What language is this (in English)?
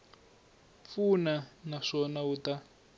Tsonga